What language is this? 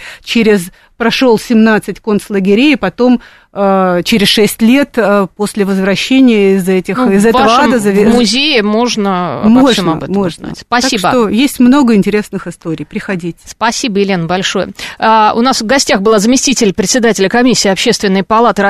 Russian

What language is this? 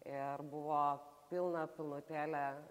Lithuanian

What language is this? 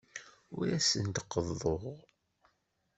Kabyle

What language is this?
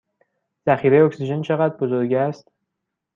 Persian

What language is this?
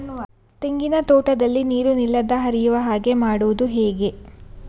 Kannada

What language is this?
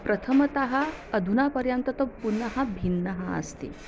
Sanskrit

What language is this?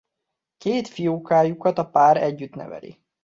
Hungarian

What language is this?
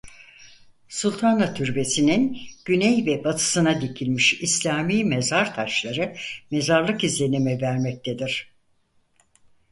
Turkish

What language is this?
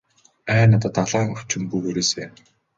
Mongolian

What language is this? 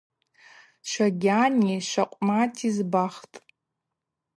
Abaza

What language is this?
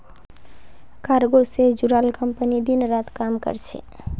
Magahi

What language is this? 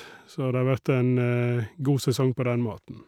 Norwegian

